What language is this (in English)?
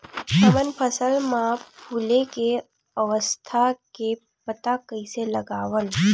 Chhattisgarhi